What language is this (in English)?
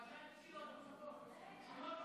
Hebrew